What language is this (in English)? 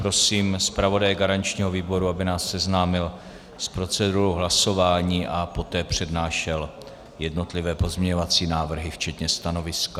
Czech